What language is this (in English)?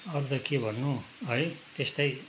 Nepali